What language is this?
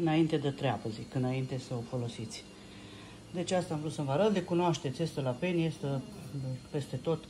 Romanian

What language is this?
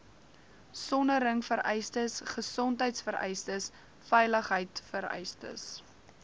Afrikaans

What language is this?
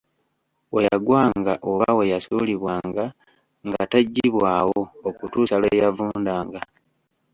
Ganda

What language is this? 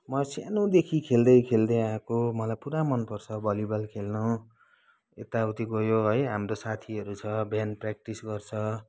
Nepali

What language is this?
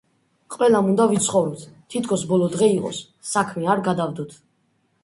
Georgian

